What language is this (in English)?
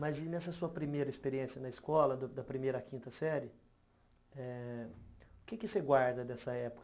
Portuguese